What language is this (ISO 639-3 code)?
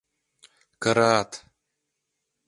chm